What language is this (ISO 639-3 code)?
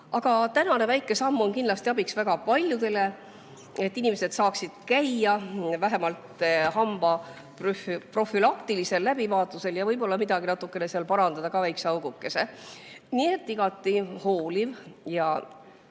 est